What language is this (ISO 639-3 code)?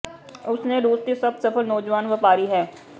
pan